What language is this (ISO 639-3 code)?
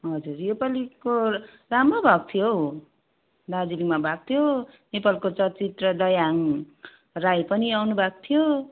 nep